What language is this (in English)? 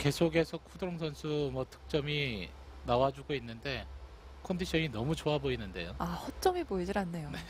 Korean